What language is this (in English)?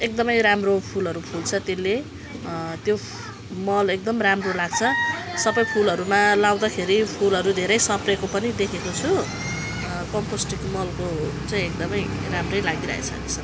Nepali